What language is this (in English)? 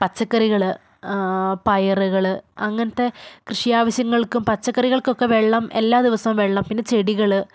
Malayalam